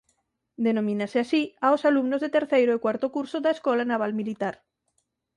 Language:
Galician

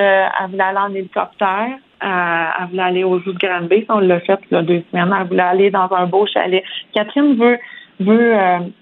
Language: French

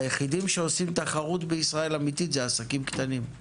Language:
Hebrew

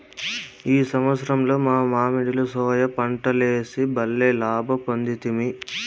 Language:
Telugu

